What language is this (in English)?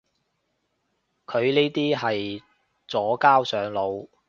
Cantonese